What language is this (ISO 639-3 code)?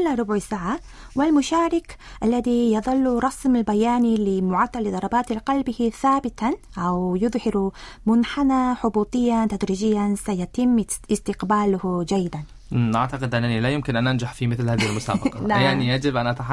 ara